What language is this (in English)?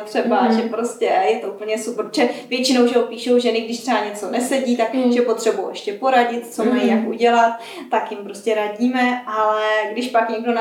Czech